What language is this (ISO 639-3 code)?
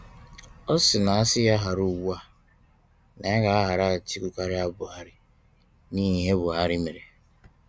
ibo